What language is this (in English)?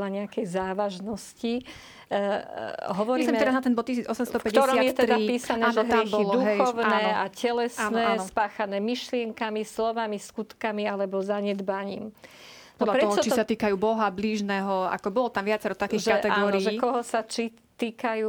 Slovak